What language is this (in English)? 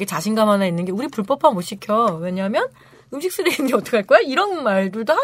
Korean